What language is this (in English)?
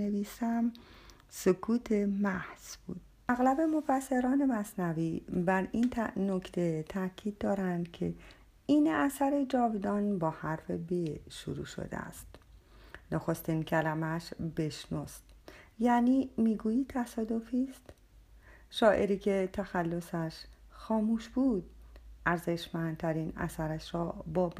Persian